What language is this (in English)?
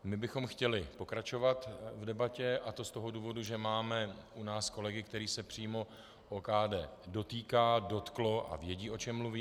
Czech